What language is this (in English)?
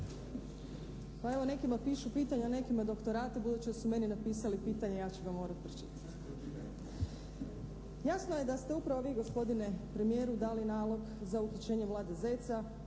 Croatian